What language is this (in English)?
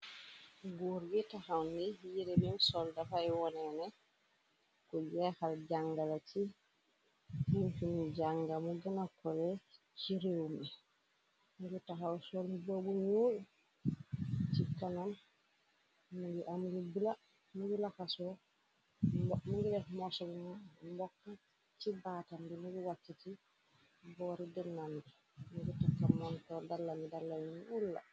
Wolof